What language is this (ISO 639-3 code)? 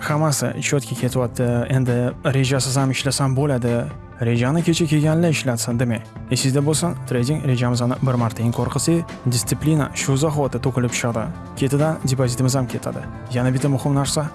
uzb